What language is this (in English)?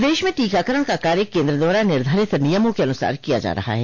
Hindi